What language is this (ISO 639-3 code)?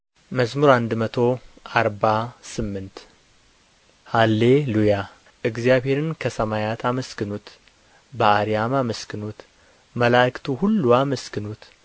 amh